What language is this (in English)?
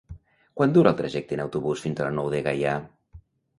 Catalan